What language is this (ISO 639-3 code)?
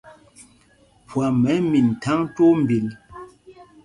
mgg